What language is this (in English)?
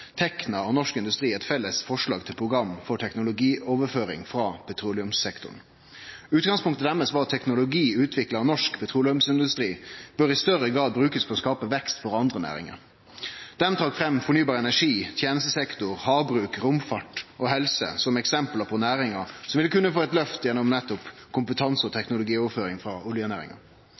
Norwegian Nynorsk